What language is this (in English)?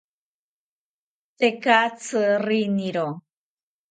South Ucayali Ashéninka